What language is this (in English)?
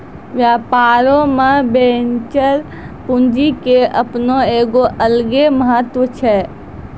Maithili